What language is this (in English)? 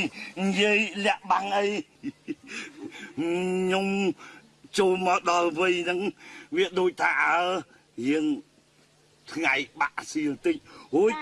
Vietnamese